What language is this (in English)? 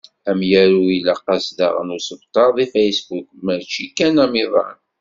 Kabyle